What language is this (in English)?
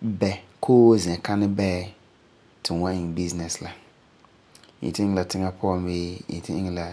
Frafra